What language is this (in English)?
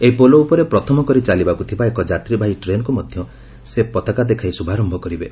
Odia